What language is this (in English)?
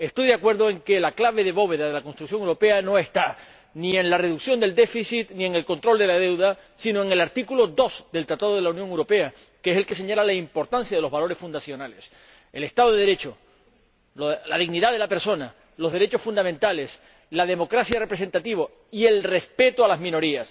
Spanish